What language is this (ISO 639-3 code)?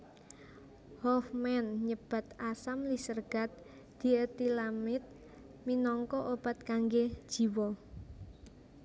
jav